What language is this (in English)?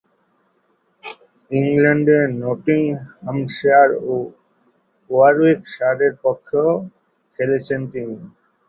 Bangla